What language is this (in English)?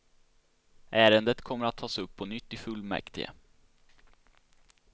Swedish